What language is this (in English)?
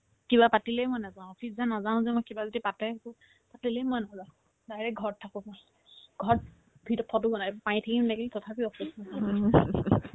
Assamese